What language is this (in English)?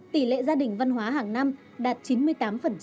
Vietnamese